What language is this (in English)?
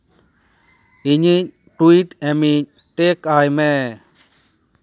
Santali